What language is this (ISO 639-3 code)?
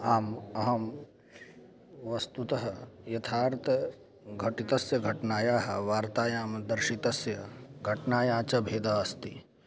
san